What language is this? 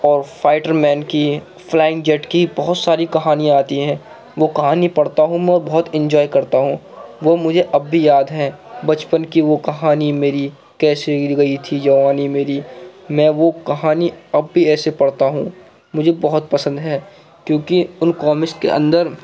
Urdu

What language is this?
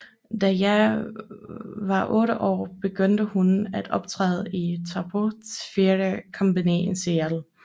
Danish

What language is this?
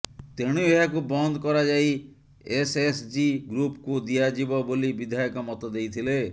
Odia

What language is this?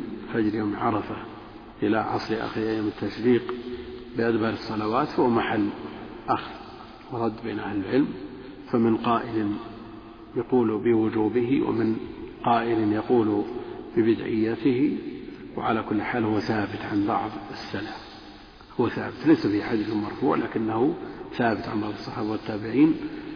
Arabic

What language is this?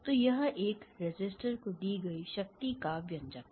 Hindi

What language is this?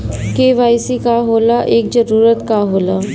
Bhojpuri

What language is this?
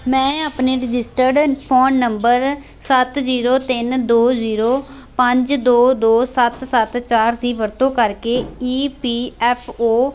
Punjabi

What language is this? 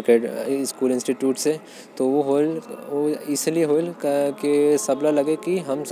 Korwa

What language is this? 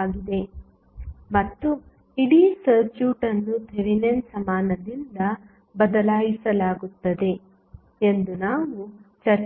Kannada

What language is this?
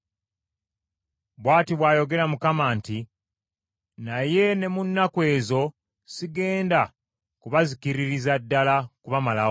Ganda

